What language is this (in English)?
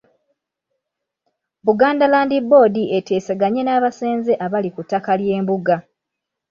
Ganda